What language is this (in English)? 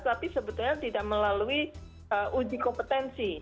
Indonesian